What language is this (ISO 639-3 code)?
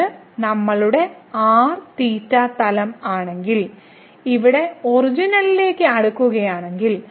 mal